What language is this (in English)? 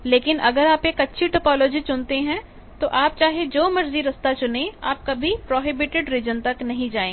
Hindi